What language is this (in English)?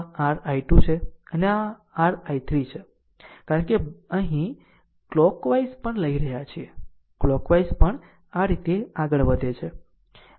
Gujarati